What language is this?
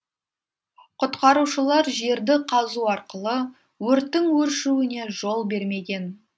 Kazakh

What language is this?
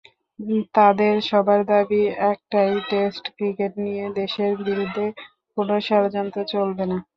Bangla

